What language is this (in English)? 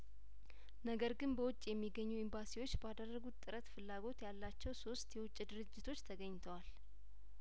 Amharic